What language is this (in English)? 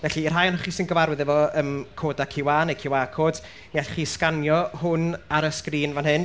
Welsh